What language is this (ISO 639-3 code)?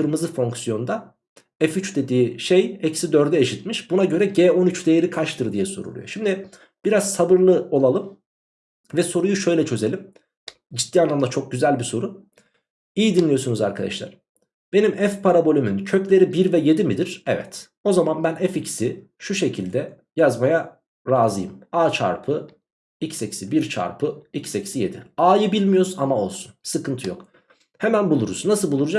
tur